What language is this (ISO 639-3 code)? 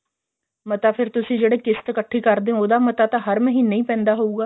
pan